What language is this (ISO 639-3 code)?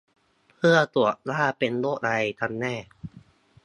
tha